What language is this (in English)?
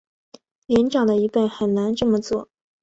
Chinese